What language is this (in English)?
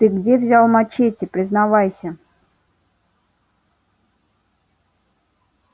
Russian